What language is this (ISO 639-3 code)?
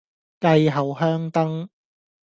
yue